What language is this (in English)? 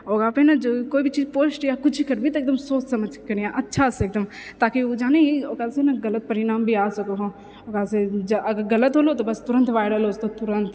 Maithili